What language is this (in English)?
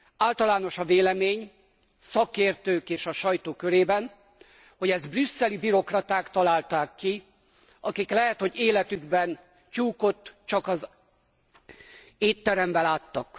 Hungarian